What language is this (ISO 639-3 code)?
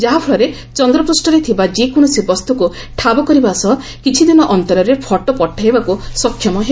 ori